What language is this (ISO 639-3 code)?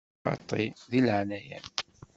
kab